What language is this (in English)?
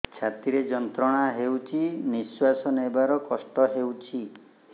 Odia